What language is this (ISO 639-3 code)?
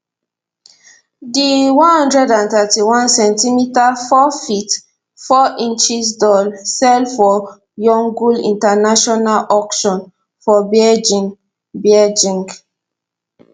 pcm